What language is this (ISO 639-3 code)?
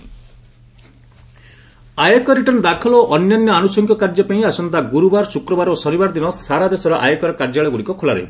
ori